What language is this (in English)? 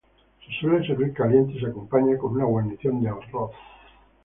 Spanish